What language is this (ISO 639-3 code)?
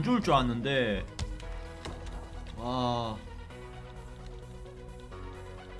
kor